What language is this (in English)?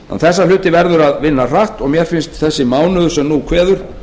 Icelandic